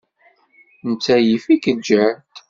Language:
Kabyle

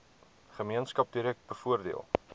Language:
Afrikaans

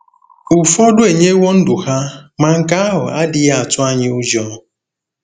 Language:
Igbo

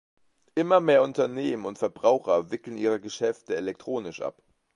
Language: German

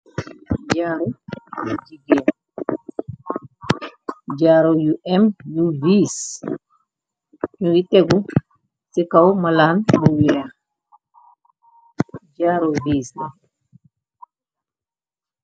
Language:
Wolof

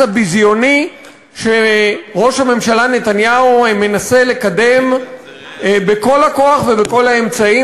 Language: Hebrew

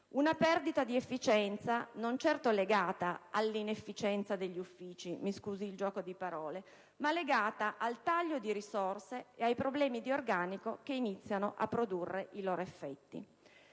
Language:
Italian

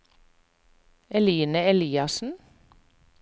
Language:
Norwegian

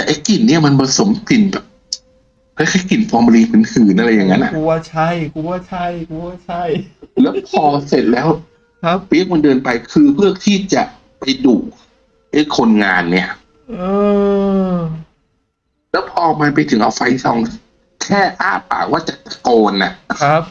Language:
Thai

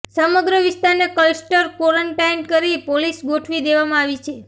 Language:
Gujarati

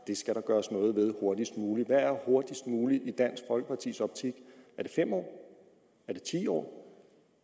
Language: Danish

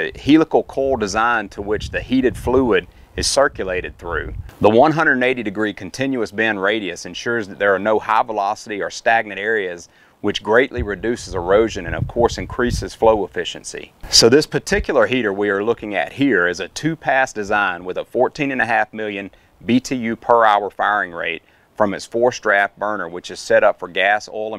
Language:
English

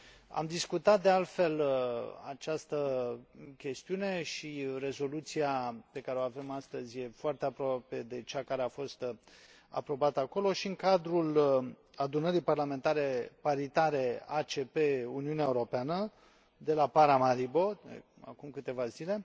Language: Romanian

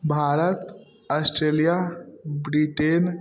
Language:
Maithili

